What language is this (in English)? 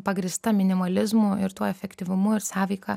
Lithuanian